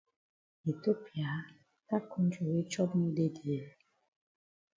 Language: Cameroon Pidgin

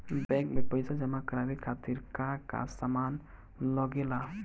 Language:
Bhojpuri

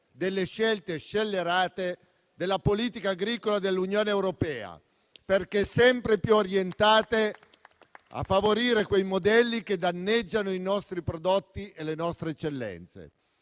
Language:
Italian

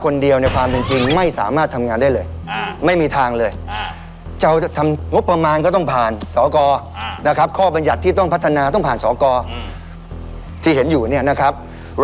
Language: Thai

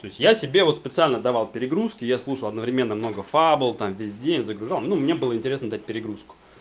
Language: Russian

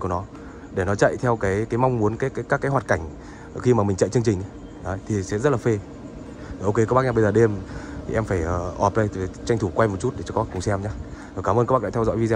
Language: Vietnamese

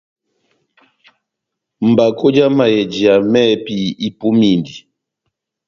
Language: Batanga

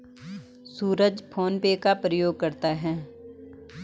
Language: Hindi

